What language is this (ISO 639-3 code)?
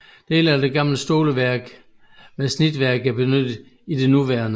dan